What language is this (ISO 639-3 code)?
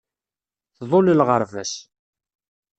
kab